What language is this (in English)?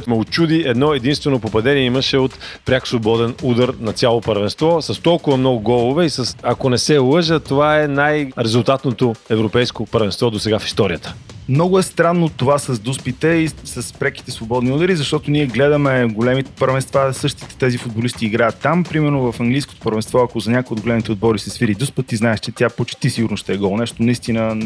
Bulgarian